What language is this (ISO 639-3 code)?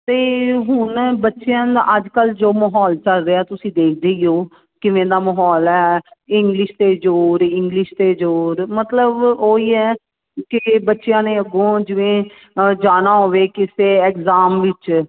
pan